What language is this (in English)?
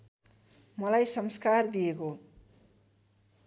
Nepali